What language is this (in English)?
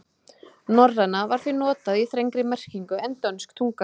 Icelandic